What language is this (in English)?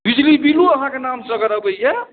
Maithili